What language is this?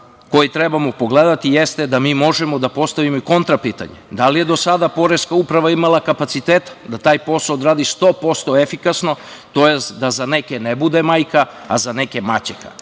Serbian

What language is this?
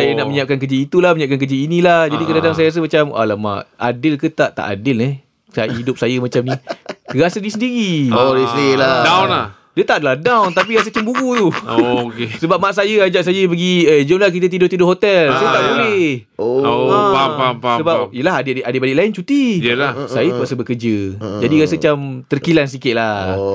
Malay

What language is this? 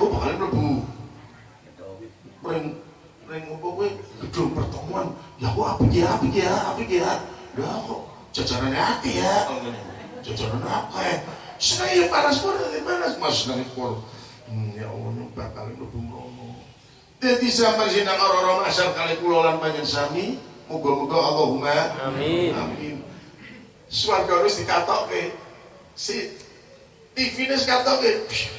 Indonesian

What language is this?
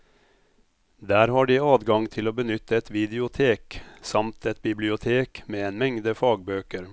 Norwegian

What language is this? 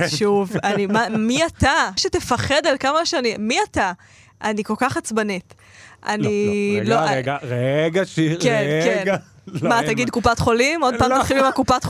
Hebrew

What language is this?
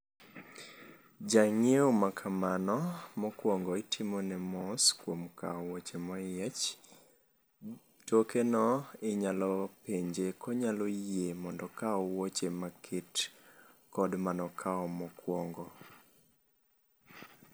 Luo (Kenya and Tanzania)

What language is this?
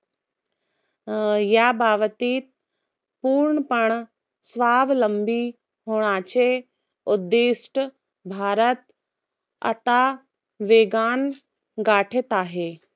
Marathi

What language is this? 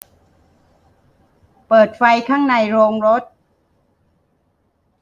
Thai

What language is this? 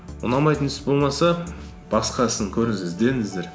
Kazakh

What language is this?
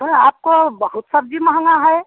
Hindi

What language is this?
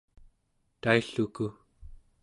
Central Yupik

